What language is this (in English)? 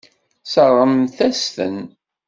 Kabyle